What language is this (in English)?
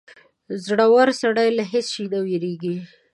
Pashto